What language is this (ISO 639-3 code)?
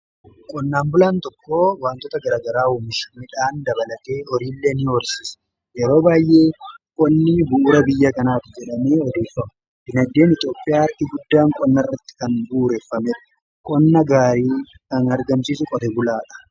orm